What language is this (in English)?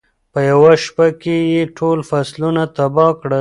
Pashto